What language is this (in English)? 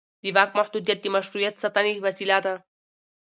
Pashto